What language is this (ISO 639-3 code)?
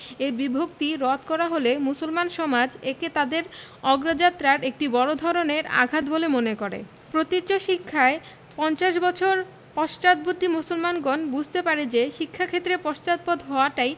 ben